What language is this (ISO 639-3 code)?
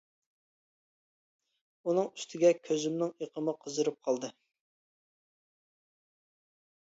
uig